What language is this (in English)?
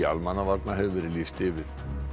Icelandic